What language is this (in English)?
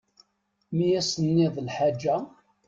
Kabyle